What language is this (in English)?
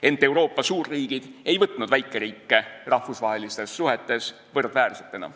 Estonian